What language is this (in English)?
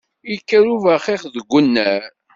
Kabyle